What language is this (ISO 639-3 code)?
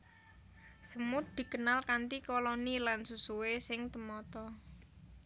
jav